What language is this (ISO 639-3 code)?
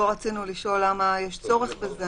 heb